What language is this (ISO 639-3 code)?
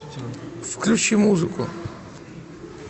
rus